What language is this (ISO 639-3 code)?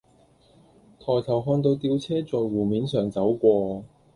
yue